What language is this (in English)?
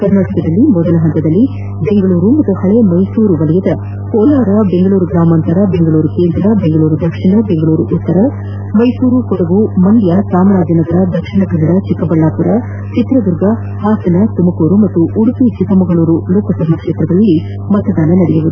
Kannada